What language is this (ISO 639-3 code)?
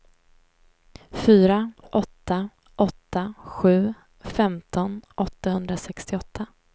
swe